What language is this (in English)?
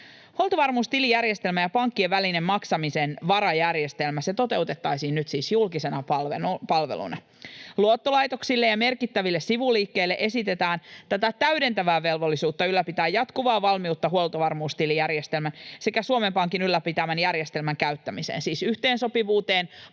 Finnish